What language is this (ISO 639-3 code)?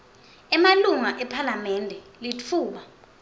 ssw